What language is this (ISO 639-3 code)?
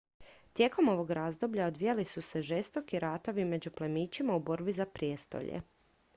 hrv